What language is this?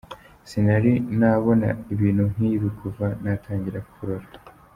Kinyarwanda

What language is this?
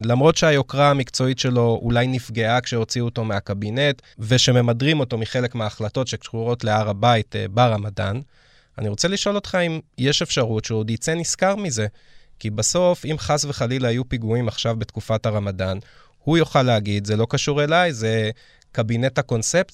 Hebrew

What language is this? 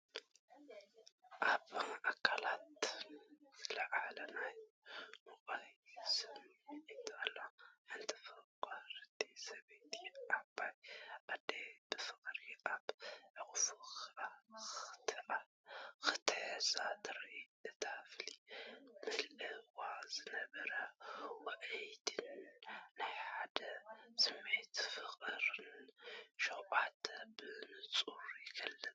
Tigrinya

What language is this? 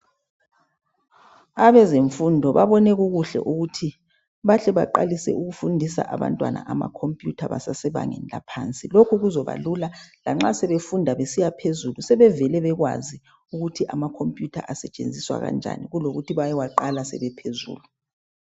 North Ndebele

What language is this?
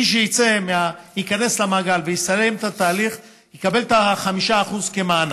Hebrew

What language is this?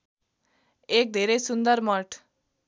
Nepali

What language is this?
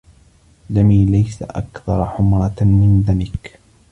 Arabic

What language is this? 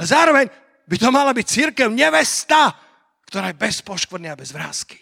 Slovak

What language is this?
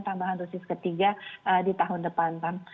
Indonesian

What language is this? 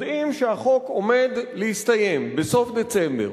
Hebrew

